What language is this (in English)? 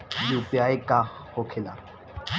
Bhojpuri